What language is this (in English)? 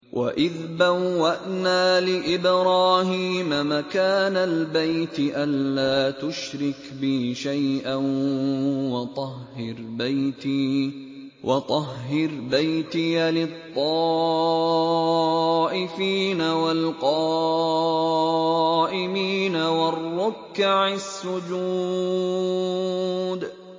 Arabic